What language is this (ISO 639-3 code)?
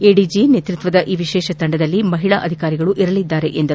kan